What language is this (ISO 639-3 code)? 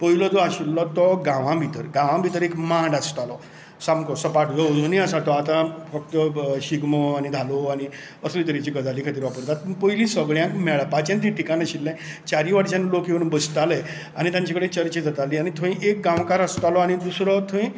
kok